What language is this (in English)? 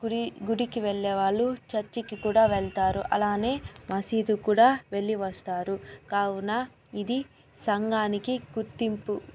Telugu